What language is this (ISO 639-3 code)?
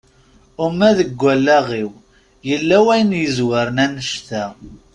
kab